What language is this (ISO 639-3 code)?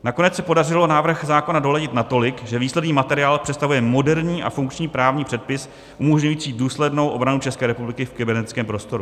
ces